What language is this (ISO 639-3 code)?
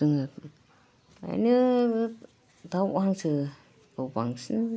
brx